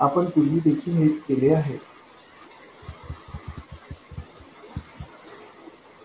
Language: Marathi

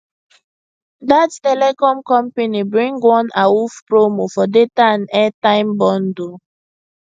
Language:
Nigerian Pidgin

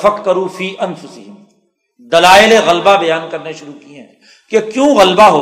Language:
Urdu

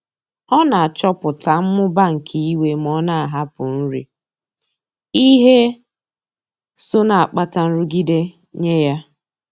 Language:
Igbo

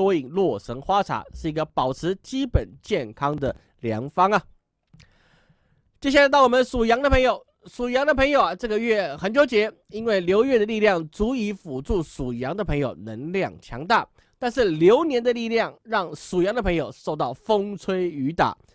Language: Chinese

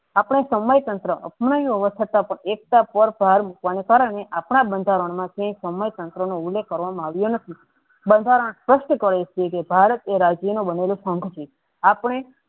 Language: Gujarati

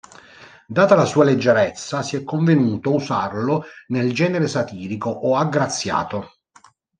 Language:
Italian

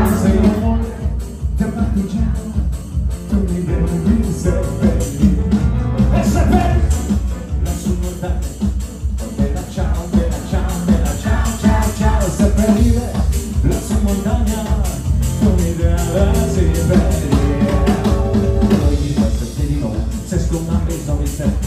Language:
Italian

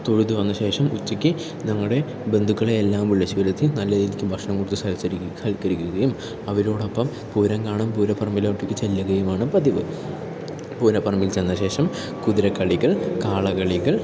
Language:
Malayalam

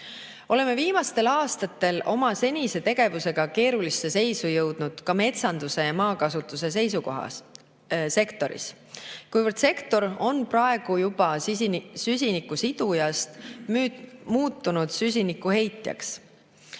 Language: Estonian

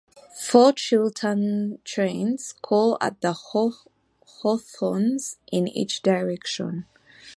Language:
English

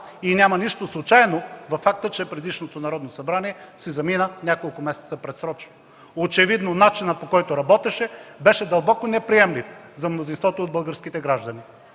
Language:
Bulgarian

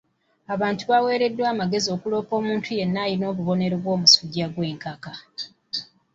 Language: Ganda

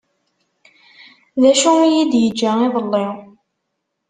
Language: Kabyle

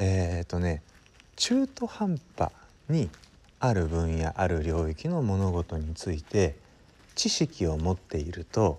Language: Japanese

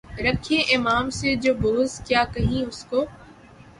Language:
Urdu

